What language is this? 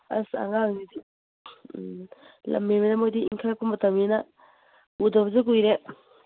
Manipuri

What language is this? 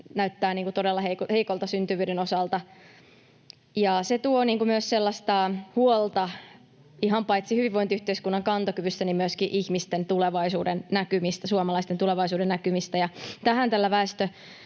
Finnish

